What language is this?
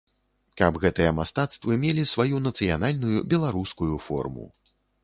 Belarusian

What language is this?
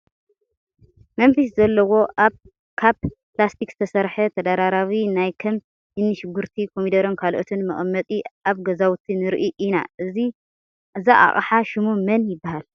Tigrinya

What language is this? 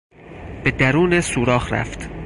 Persian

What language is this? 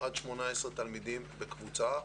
Hebrew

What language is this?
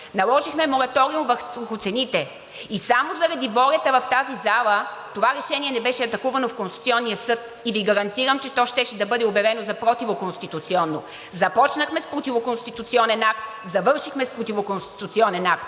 Bulgarian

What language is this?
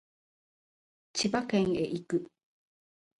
Japanese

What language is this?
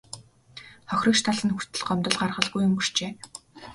Mongolian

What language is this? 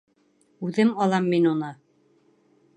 Bashkir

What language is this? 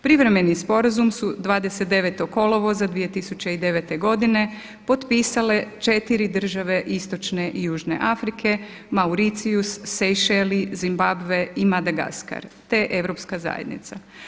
Croatian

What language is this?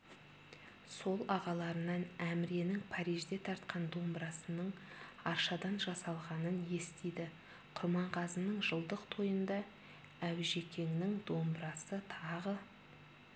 Kazakh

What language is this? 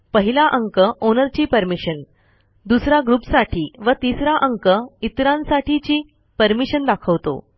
Marathi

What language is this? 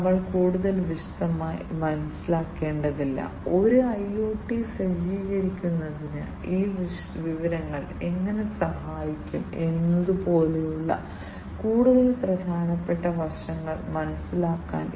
Malayalam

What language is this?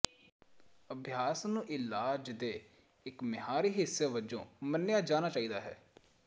Punjabi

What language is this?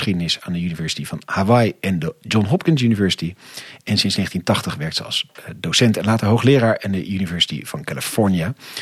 Dutch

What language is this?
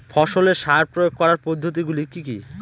Bangla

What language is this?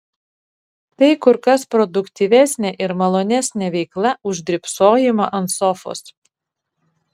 Lithuanian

